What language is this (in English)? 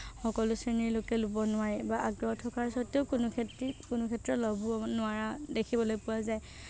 Assamese